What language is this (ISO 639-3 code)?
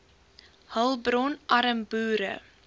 afr